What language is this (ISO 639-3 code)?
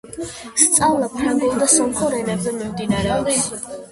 kat